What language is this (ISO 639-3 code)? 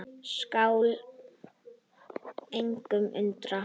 isl